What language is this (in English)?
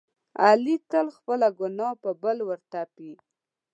Pashto